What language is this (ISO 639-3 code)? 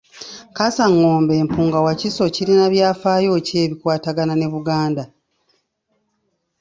lug